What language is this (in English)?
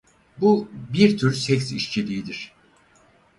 Turkish